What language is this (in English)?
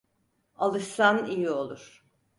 Turkish